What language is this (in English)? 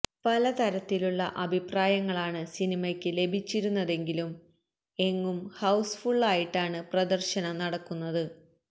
Malayalam